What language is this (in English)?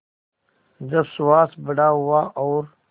Hindi